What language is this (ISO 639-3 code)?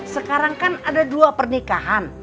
ind